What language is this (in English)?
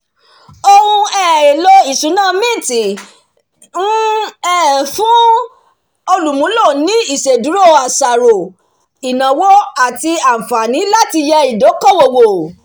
Yoruba